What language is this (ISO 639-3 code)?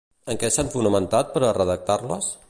cat